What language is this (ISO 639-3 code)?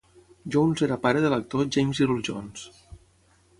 cat